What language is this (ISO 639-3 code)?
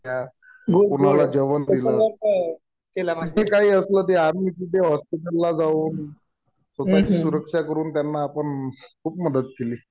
mar